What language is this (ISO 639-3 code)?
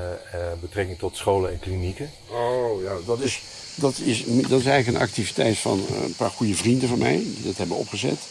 nld